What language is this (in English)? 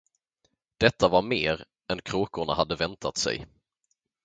Swedish